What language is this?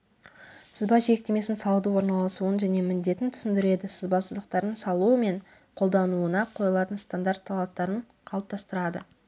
Kazakh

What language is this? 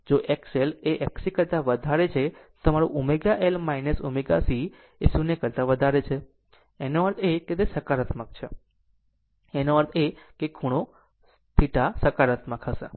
Gujarati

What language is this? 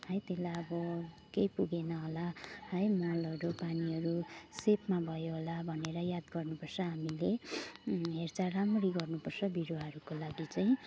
Nepali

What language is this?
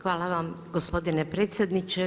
Croatian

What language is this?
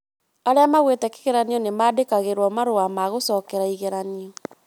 Kikuyu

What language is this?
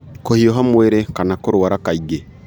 Kikuyu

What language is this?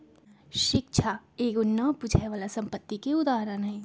Magahi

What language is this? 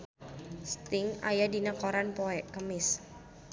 Sundanese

